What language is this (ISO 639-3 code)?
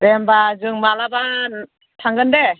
brx